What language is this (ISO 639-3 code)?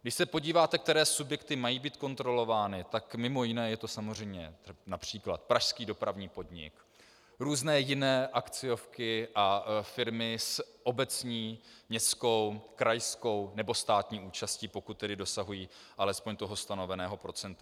ces